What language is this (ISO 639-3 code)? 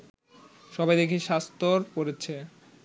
ben